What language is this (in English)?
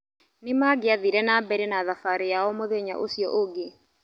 Kikuyu